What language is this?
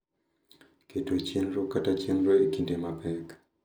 Luo (Kenya and Tanzania)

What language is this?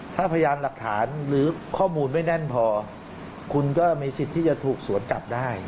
Thai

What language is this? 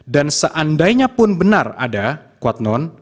Indonesian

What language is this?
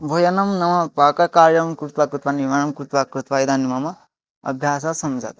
Sanskrit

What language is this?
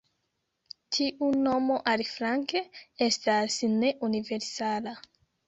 Esperanto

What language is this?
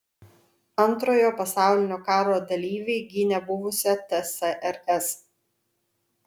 Lithuanian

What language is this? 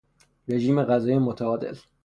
Persian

